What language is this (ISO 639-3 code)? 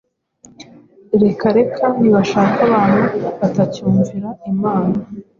kin